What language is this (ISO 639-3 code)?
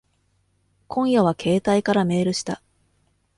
jpn